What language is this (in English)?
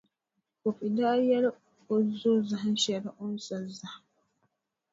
Dagbani